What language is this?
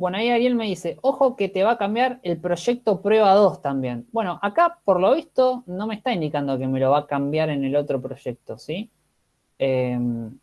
Spanish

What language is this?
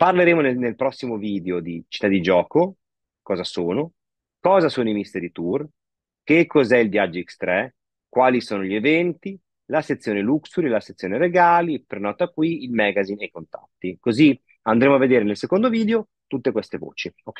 Italian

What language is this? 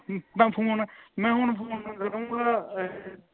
Punjabi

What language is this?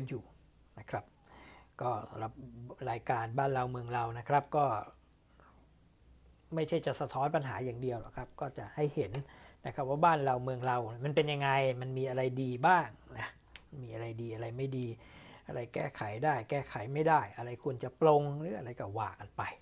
Thai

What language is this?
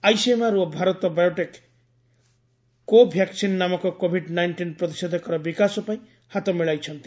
Odia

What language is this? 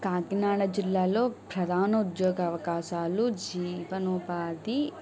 Telugu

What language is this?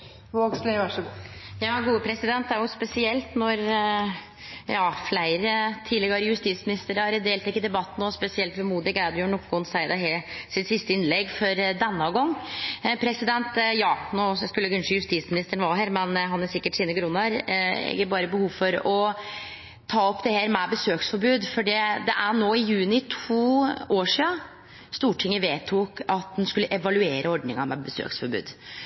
Norwegian Nynorsk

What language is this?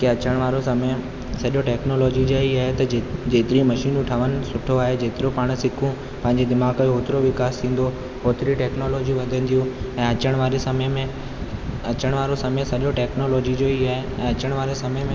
Sindhi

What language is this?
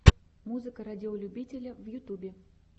Russian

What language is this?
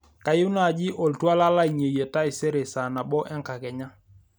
Masai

